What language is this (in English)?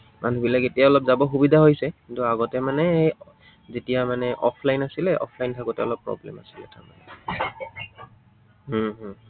Assamese